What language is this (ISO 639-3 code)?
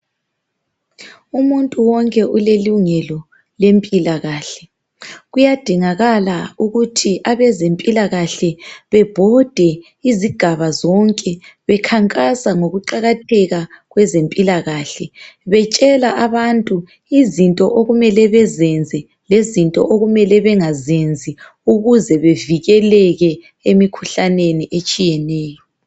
nde